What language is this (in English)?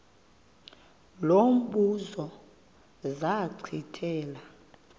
Xhosa